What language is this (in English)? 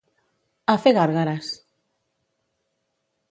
Catalan